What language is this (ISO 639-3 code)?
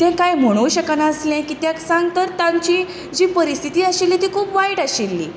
kok